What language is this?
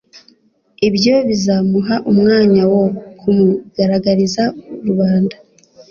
Kinyarwanda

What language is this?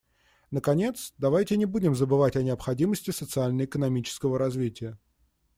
Russian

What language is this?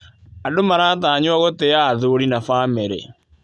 Kikuyu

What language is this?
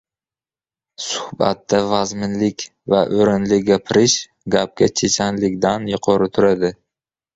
Uzbek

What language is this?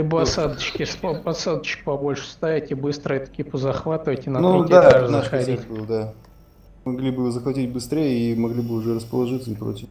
Russian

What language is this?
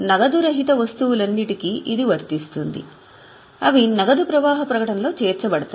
Telugu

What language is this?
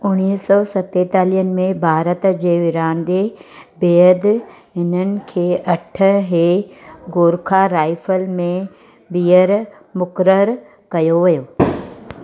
Sindhi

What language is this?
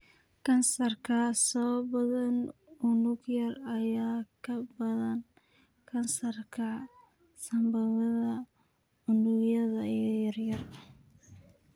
Somali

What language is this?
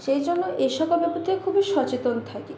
Bangla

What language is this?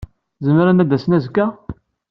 Kabyle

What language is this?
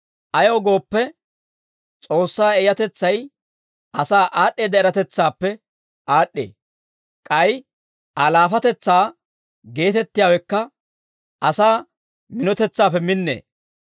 Dawro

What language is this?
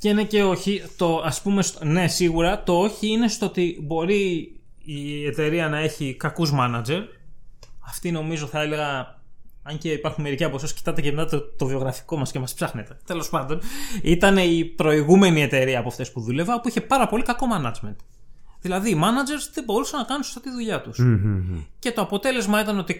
Greek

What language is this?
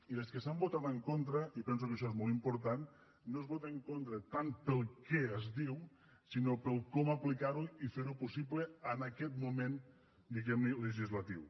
Catalan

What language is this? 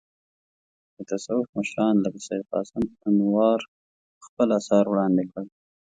Pashto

